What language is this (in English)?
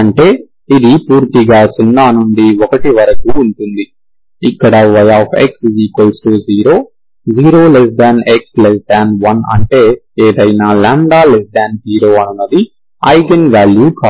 Telugu